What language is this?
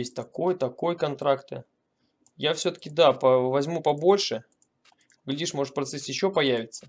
Russian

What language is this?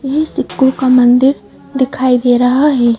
Hindi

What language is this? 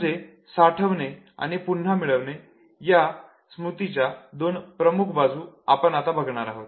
Marathi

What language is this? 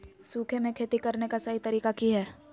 Magahi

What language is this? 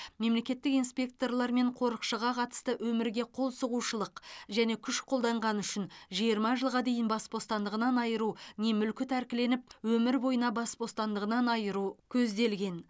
Kazakh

